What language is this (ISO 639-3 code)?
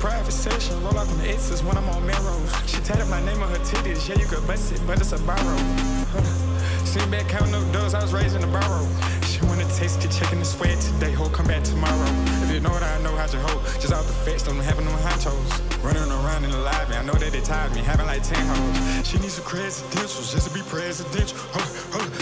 ita